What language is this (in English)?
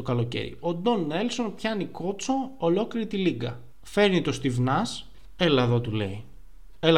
Greek